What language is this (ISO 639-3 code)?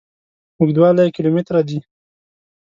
pus